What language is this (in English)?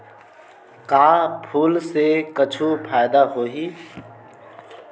Chhattisgarhi